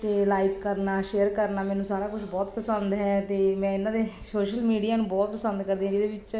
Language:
Punjabi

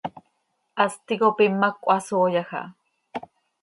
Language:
Seri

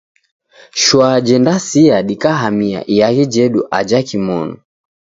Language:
Taita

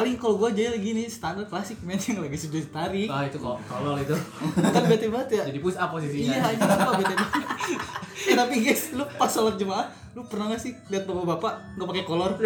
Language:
Indonesian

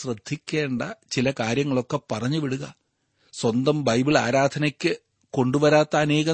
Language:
Malayalam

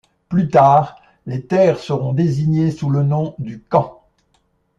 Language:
French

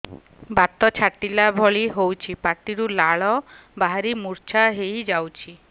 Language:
Odia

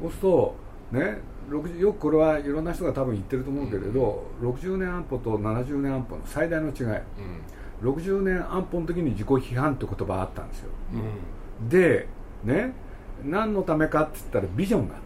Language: Japanese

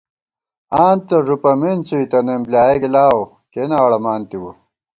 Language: Gawar-Bati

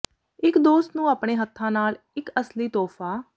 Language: Punjabi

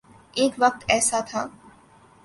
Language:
Urdu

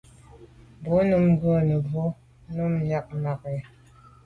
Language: Medumba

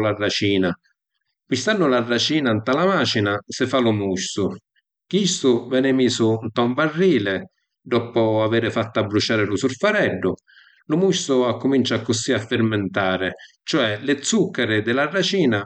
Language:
Sicilian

